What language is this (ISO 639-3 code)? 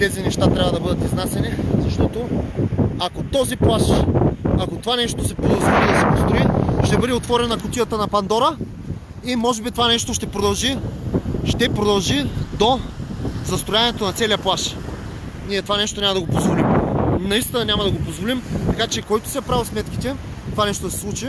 bul